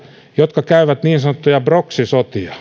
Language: Finnish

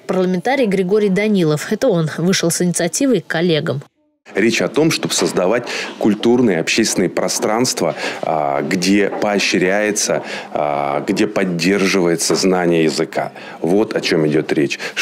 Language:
Russian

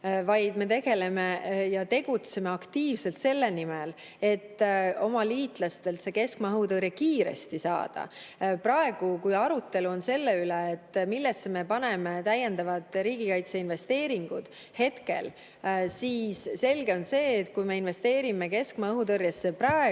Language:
Estonian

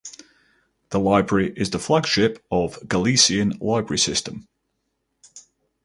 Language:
English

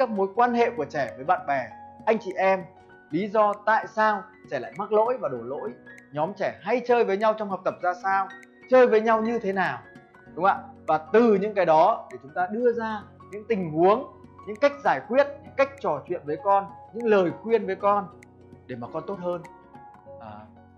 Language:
Vietnamese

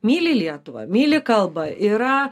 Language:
Lithuanian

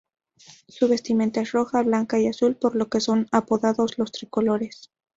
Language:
Spanish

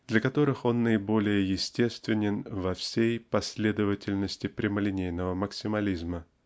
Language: Russian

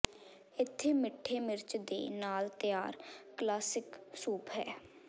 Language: Punjabi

